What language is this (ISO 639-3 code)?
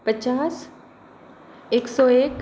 mai